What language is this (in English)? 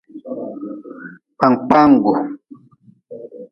Nawdm